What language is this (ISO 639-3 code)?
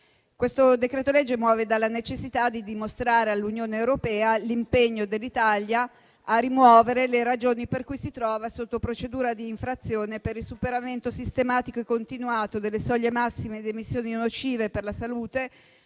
ita